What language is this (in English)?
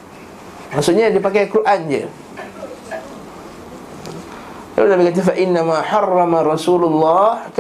Malay